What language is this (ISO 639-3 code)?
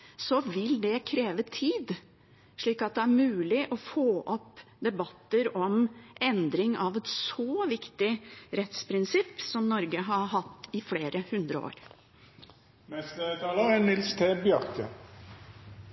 nor